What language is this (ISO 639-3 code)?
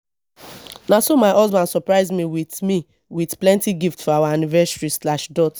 pcm